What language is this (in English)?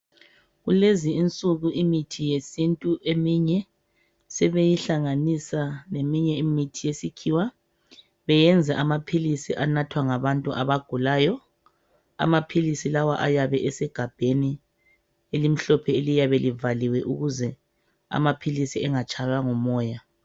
North Ndebele